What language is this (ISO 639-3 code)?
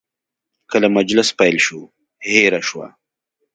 pus